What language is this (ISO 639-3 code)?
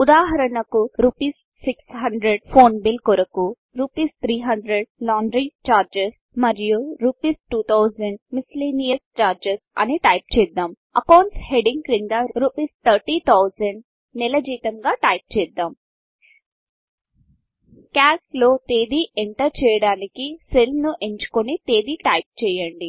tel